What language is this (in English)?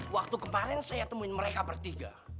Indonesian